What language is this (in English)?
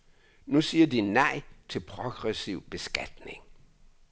Danish